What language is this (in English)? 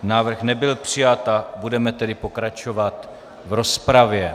Czech